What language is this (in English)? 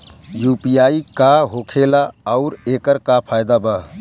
Bhojpuri